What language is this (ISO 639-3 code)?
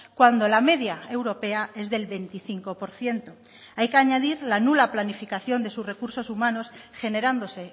spa